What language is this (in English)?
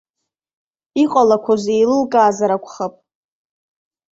Abkhazian